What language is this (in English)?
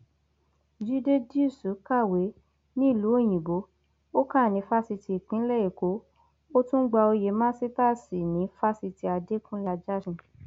Yoruba